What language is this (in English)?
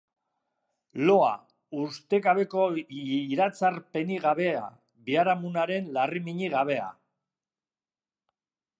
Basque